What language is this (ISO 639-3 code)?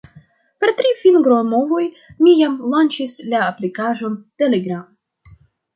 epo